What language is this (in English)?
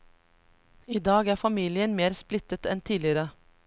Norwegian